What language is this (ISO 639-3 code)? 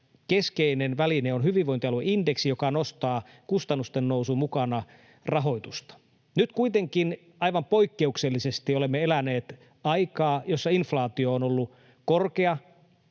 fin